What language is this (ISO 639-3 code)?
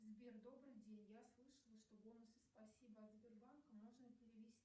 rus